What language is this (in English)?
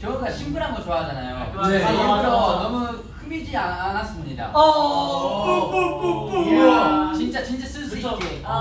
Korean